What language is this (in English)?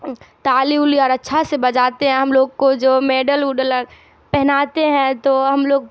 Urdu